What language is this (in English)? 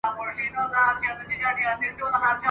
Pashto